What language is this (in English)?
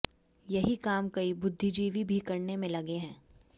Hindi